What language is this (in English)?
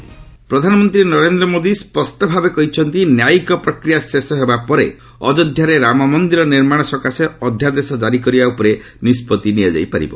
Odia